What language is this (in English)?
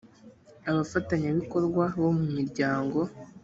Kinyarwanda